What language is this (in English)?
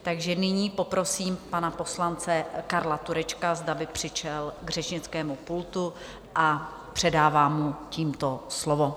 Czech